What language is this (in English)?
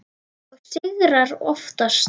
Icelandic